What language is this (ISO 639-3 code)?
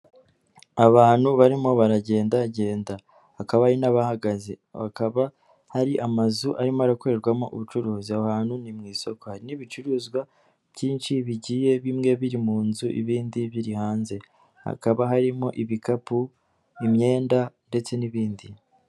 kin